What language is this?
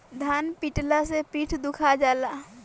Bhojpuri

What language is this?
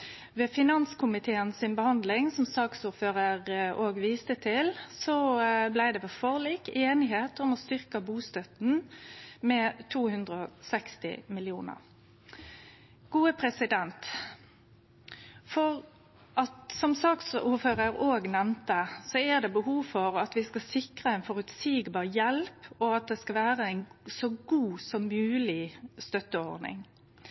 Norwegian Nynorsk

